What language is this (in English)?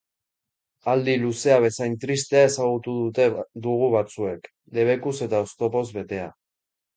Basque